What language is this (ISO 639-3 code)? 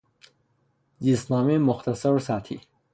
fas